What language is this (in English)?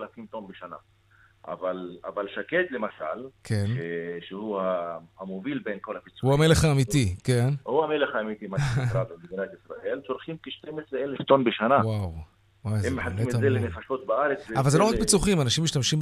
Hebrew